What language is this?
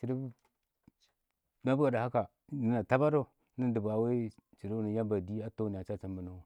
Awak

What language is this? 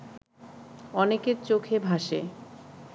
Bangla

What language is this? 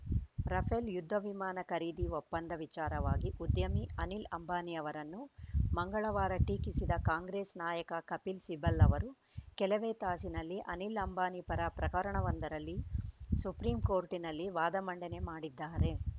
Kannada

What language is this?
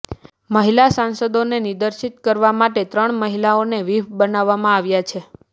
Gujarati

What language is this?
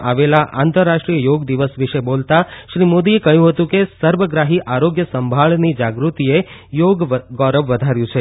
Gujarati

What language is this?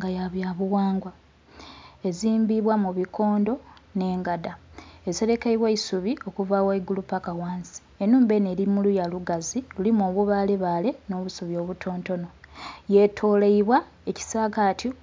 Soga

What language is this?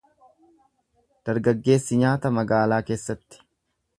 Oromo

